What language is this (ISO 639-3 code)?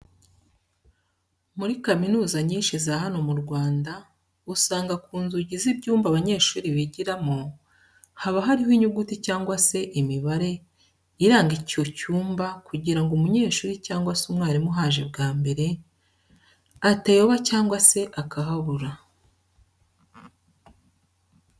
kin